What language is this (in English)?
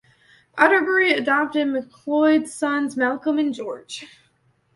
English